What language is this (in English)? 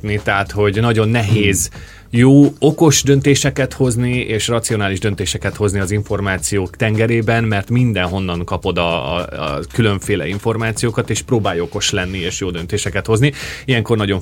Hungarian